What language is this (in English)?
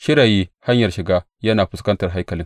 Hausa